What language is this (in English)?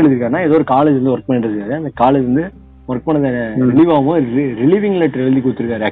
Tamil